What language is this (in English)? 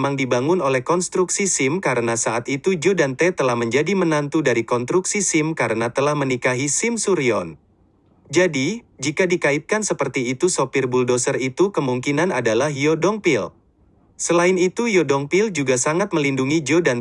Indonesian